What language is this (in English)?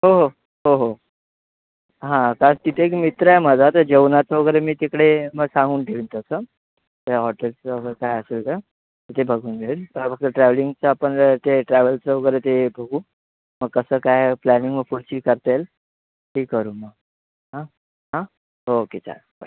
Marathi